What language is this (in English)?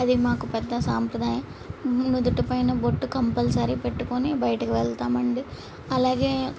Telugu